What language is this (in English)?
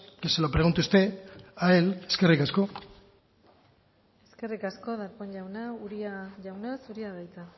Basque